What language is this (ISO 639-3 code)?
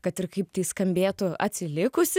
lit